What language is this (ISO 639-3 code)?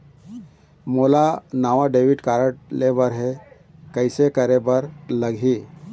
hne